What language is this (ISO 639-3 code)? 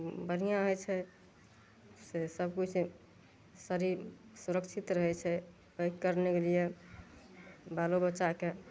mai